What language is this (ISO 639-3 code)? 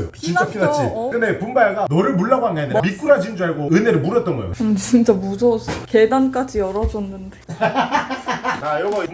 kor